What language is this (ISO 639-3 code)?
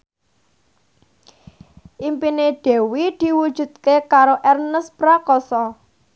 jav